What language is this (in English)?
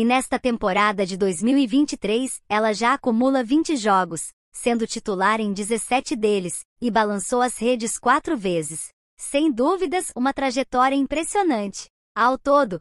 Portuguese